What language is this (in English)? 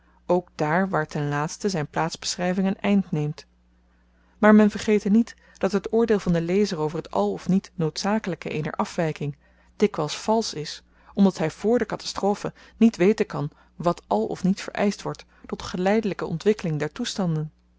Dutch